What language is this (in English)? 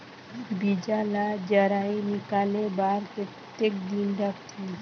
Chhattisgarhi